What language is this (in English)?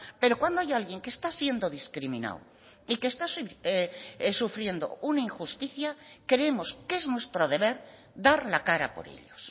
Spanish